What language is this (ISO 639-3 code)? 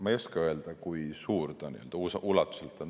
est